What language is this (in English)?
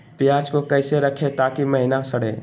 Magahi